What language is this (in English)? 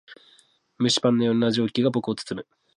Japanese